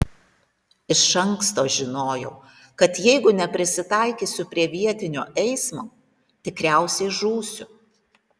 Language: Lithuanian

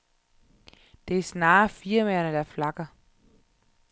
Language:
Danish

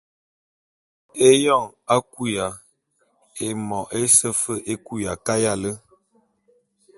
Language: Bulu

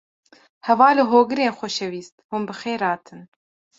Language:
Kurdish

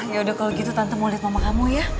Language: Indonesian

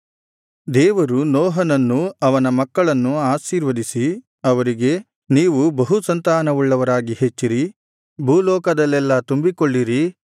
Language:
Kannada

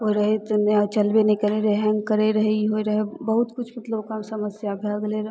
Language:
Maithili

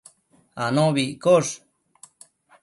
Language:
Matsés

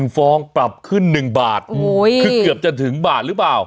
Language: Thai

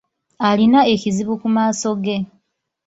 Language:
Ganda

